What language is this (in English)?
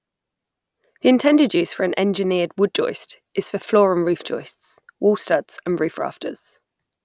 English